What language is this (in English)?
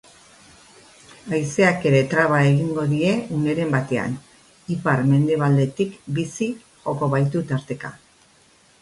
Basque